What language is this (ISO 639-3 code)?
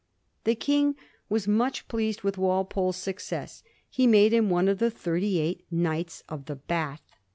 eng